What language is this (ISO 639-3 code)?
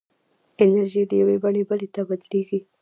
pus